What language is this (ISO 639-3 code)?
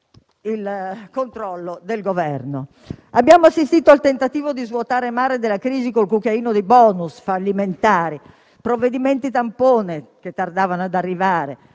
ita